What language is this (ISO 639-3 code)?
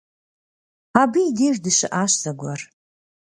kbd